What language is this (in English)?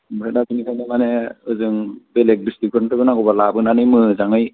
Bodo